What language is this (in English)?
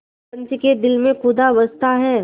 Hindi